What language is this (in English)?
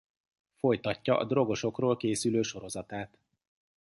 Hungarian